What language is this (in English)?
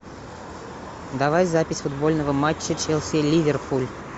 Russian